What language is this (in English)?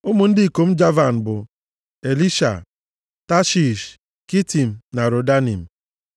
Igbo